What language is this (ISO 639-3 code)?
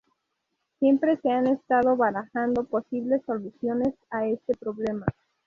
spa